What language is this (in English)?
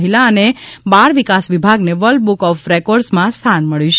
Gujarati